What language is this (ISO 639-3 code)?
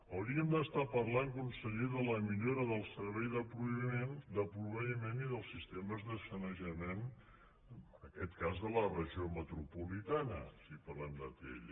cat